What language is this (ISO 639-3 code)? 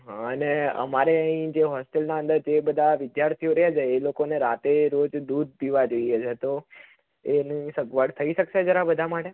guj